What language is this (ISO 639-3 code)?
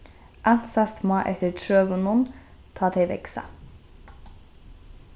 fao